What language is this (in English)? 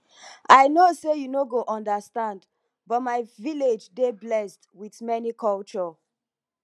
Nigerian Pidgin